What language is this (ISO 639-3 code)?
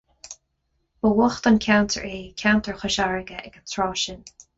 gle